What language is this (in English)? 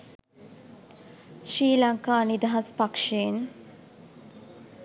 Sinhala